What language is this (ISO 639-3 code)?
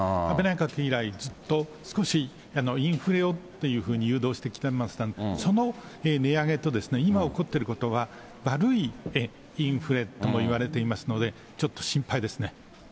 jpn